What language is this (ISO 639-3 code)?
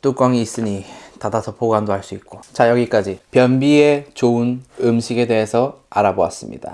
kor